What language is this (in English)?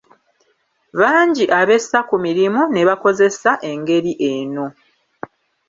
Ganda